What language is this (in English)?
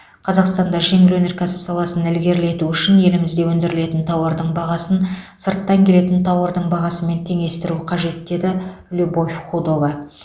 Kazakh